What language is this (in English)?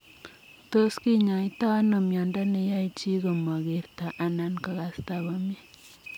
Kalenjin